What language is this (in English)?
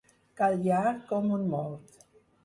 Catalan